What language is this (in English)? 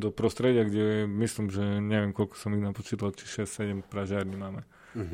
Slovak